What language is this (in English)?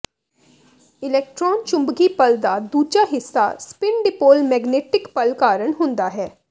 Punjabi